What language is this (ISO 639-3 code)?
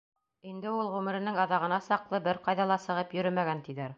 bak